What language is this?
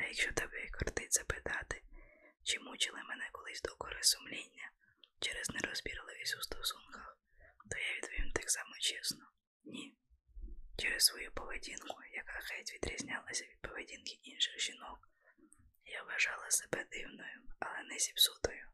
Ukrainian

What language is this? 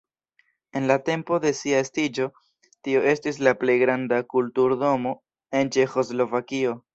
Esperanto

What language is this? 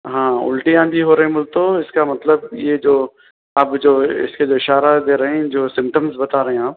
Urdu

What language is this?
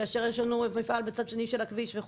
Hebrew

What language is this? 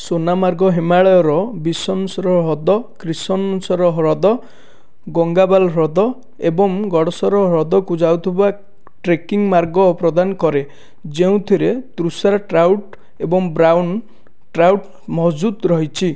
Odia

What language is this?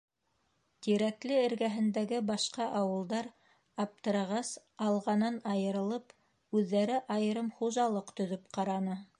Bashkir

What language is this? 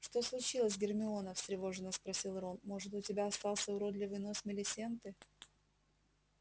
Russian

